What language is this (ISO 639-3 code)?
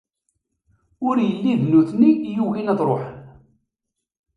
kab